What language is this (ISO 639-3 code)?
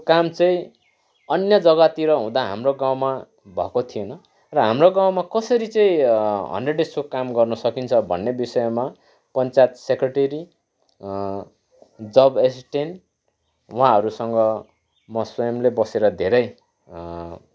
nep